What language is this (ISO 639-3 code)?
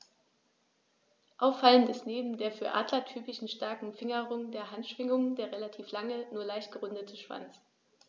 deu